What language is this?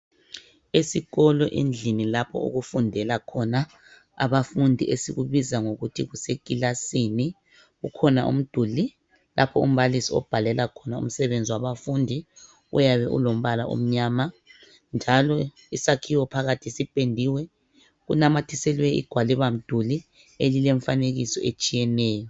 North Ndebele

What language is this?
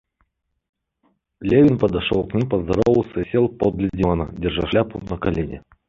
Russian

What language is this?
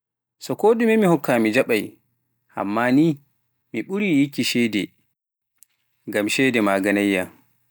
Pular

